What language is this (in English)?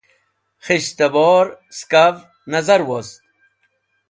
Wakhi